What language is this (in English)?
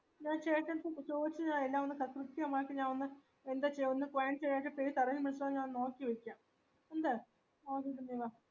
Malayalam